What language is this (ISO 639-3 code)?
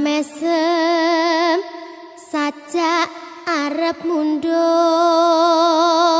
ind